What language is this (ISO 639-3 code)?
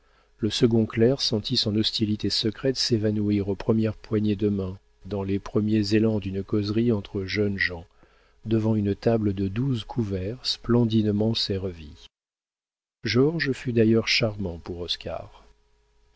fra